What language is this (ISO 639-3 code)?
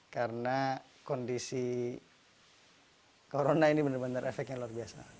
ind